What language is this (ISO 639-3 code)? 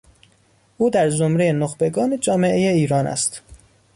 fas